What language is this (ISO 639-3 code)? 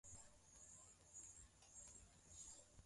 swa